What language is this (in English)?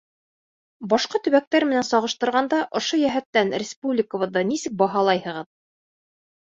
Bashkir